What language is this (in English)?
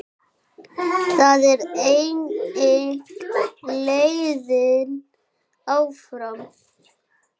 Icelandic